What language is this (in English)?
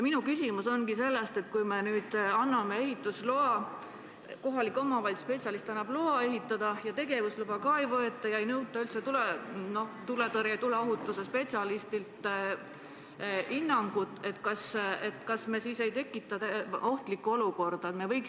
Estonian